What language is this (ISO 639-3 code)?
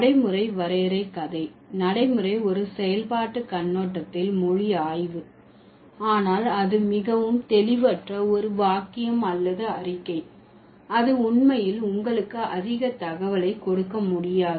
tam